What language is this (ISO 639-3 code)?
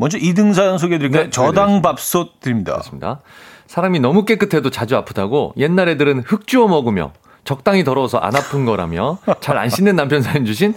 kor